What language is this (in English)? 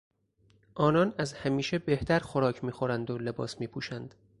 Persian